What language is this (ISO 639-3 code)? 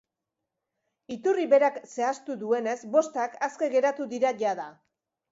eus